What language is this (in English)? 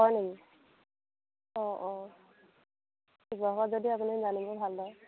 Assamese